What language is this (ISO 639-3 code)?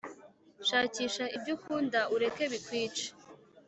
kin